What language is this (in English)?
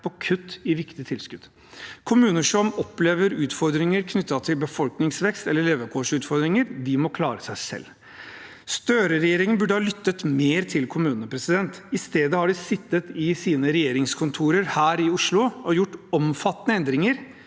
Norwegian